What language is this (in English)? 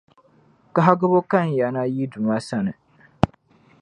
Dagbani